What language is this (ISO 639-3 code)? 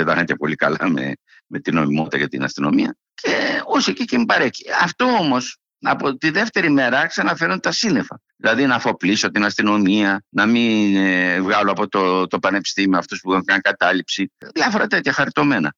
ell